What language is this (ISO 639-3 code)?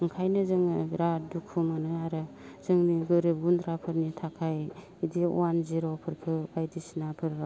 brx